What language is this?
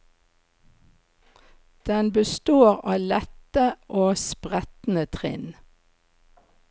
Norwegian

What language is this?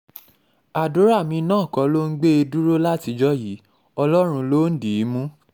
Yoruba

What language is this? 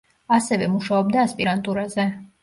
Georgian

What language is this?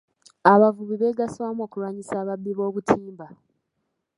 Ganda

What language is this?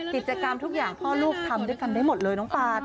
Thai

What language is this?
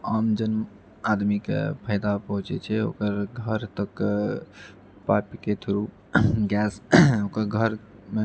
Maithili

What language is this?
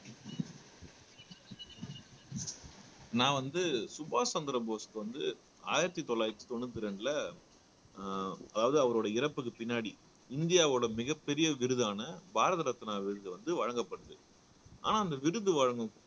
Tamil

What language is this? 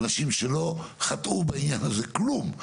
Hebrew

